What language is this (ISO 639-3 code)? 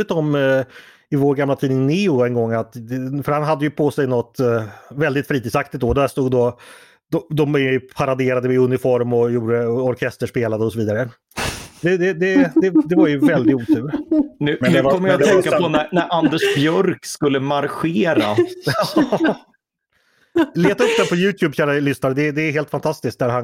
swe